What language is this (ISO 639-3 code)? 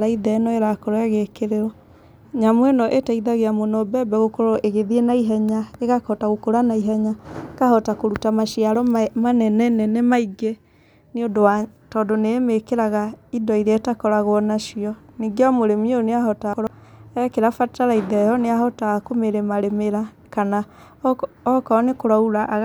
kik